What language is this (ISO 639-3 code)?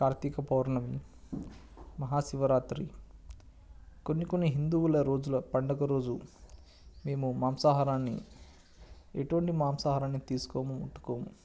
tel